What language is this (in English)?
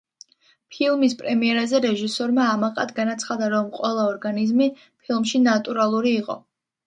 Georgian